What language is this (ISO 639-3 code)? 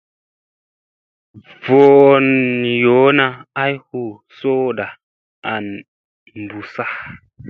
mse